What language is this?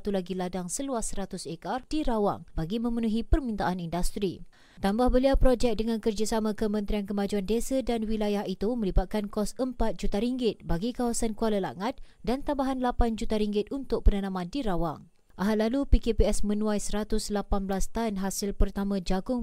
Malay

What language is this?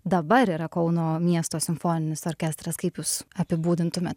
Lithuanian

